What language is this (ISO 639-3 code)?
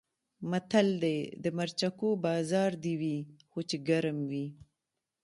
pus